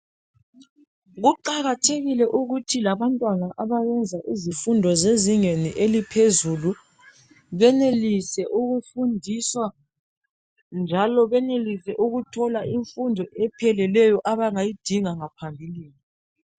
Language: North Ndebele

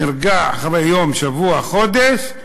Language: Hebrew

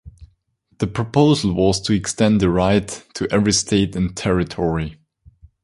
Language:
English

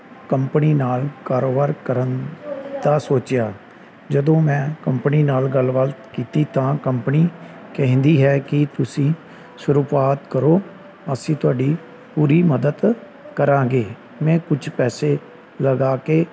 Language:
Punjabi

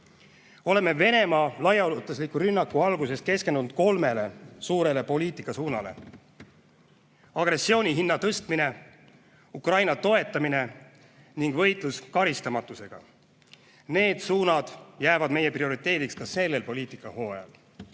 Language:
Estonian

